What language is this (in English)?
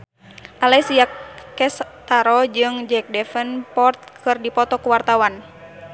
Sundanese